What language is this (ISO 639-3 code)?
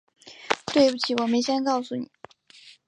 zho